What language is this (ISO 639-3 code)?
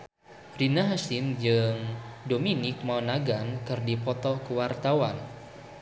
sun